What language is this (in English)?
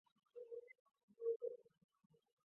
Chinese